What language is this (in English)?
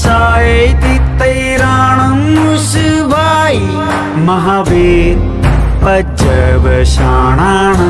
Gujarati